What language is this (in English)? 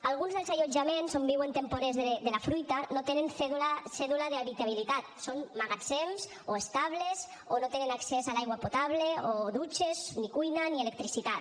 Catalan